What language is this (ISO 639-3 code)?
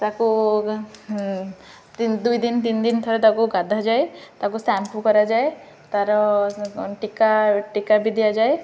ori